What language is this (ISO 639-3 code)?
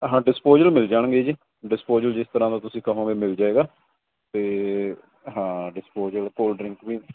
pan